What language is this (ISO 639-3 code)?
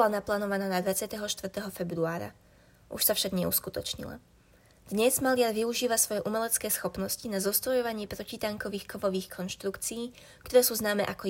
slk